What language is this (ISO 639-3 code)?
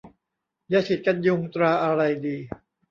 tha